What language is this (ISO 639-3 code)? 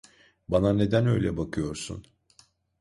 tur